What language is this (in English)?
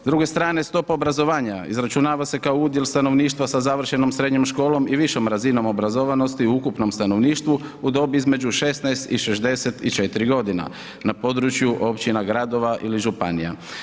Croatian